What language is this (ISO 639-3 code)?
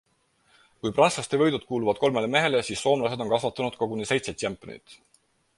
est